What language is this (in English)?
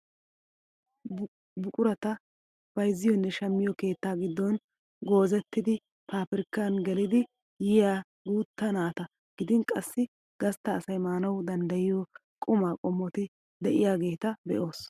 Wolaytta